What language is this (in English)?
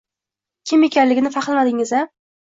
Uzbek